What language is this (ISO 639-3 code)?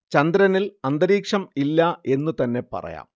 mal